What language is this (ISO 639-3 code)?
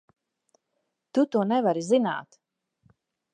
lav